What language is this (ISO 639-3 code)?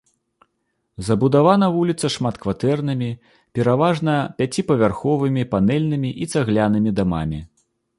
bel